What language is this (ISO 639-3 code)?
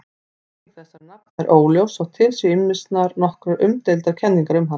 isl